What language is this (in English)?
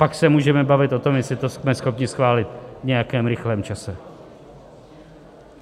Czech